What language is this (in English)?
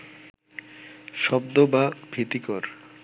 Bangla